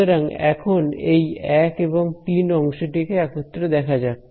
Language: Bangla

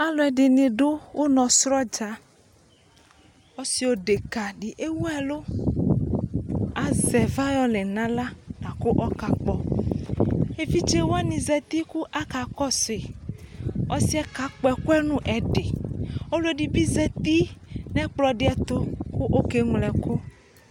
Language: Ikposo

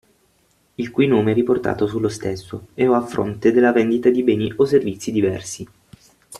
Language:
Italian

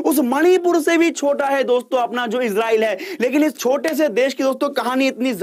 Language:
Hindi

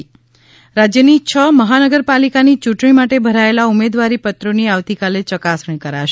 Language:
Gujarati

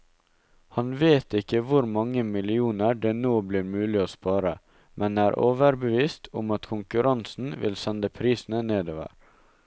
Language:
Norwegian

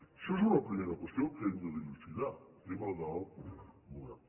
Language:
Catalan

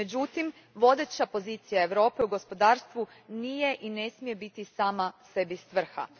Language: Croatian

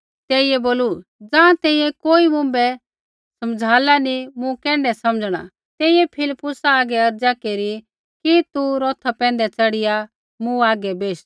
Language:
Kullu Pahari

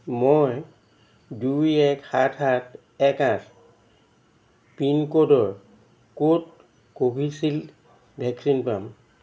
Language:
Assamese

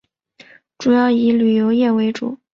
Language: Chinese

